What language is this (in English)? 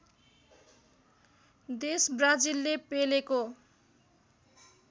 Nepali